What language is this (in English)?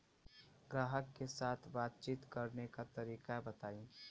Bhojpuri